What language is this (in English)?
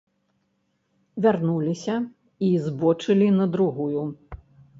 Belarusian